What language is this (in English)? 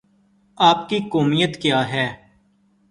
Urdu